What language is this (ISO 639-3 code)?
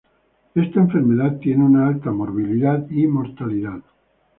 spa